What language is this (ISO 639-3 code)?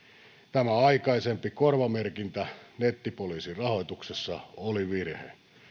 fin